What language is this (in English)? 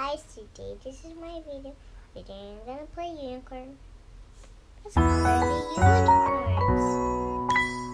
English